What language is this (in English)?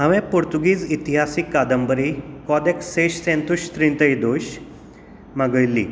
Konkani